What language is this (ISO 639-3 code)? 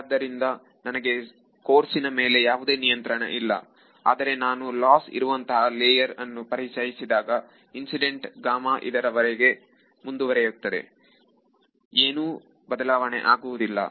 kan